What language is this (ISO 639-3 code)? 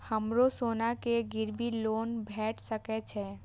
mai